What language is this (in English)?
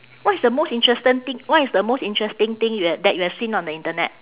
English